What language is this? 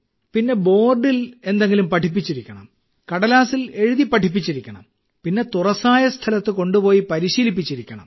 Malayalam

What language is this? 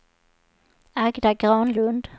Swedish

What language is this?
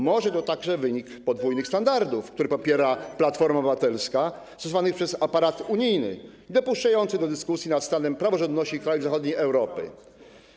Polish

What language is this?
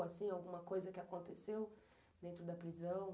Portuguese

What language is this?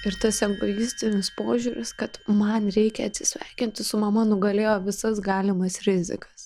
Lithuanian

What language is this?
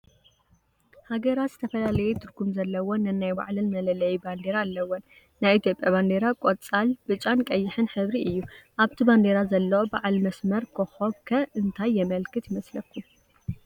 Tigrinya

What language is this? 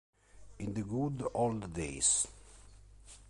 Italian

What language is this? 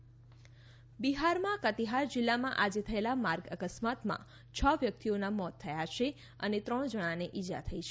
Gujarati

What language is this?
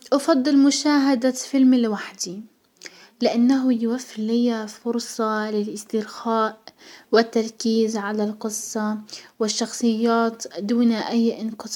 Hijazi Arabic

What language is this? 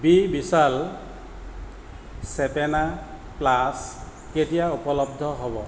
Assamese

